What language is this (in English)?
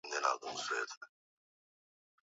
Swahili